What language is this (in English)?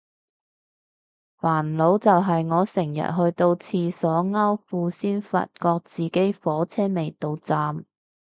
Cantonese